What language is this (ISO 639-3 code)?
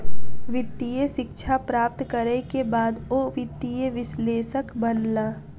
mai